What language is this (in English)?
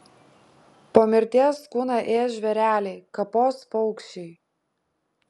Lithuanian